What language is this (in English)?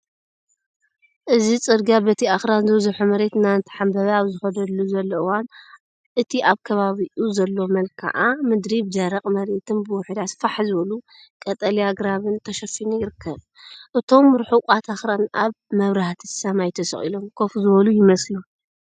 Tigrinya